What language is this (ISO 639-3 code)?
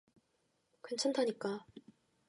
kor